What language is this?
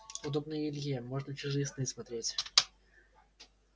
Russian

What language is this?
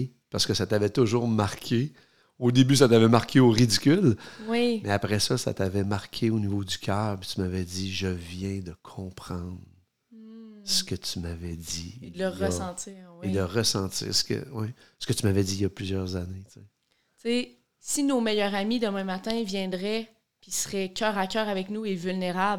French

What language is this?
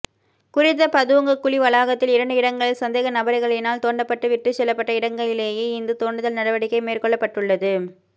Tamil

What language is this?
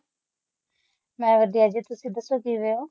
Punjabi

